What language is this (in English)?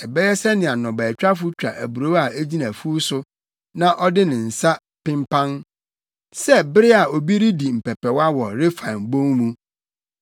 Akan